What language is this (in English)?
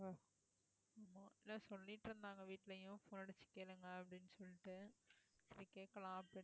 Tamil